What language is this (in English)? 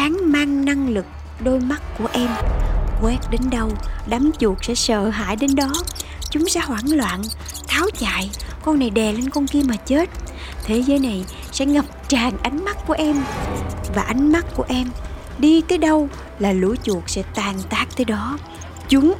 Vietnamese